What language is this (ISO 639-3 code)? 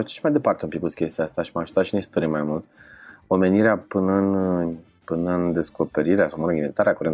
ron